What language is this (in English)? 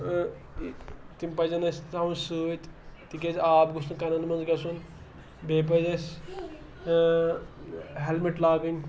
Kashmiri